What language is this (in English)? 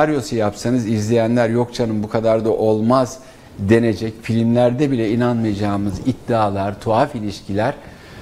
Turkish